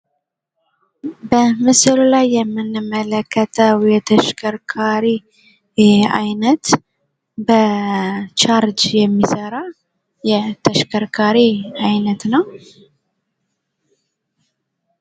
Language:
Amharic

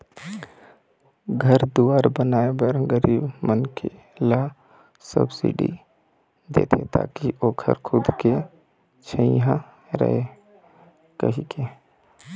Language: Chhattisgarhi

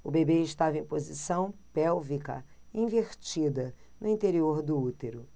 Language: Portuguese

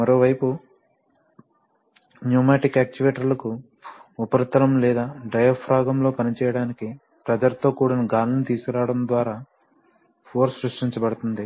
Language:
Telugu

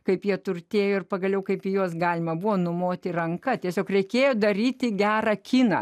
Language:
Lithuanian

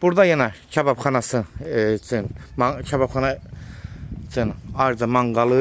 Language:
Turkish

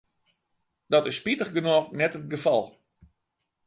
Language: Western Frisian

